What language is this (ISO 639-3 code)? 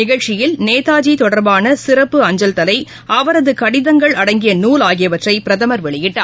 tam